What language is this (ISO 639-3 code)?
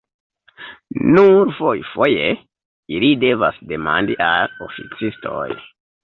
epo